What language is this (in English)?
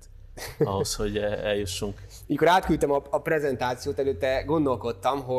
Hungarian